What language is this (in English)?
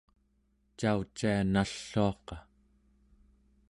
Central Yupik